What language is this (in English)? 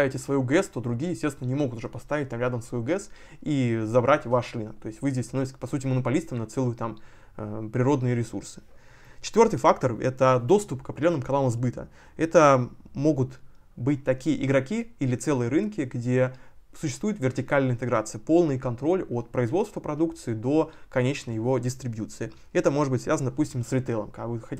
Russian